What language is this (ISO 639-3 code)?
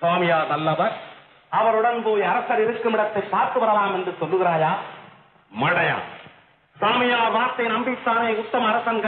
ara